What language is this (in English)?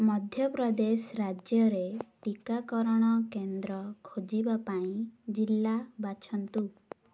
Odia